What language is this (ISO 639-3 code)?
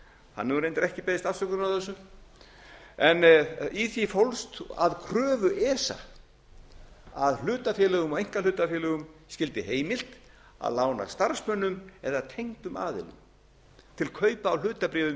isl